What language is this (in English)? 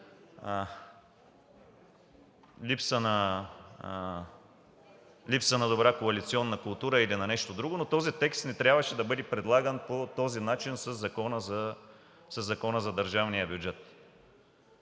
Bulgarian